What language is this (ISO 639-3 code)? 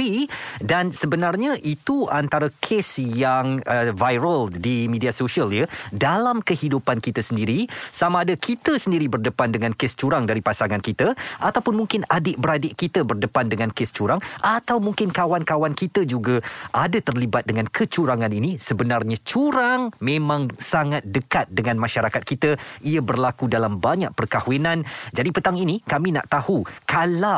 msa